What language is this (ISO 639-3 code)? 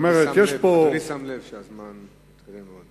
heb